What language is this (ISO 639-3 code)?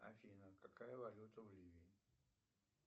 rus